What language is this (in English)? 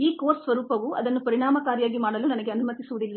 Kannada